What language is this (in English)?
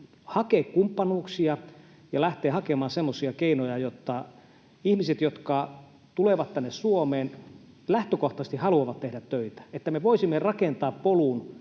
Finnish